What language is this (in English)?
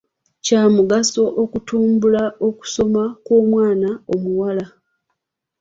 Ganda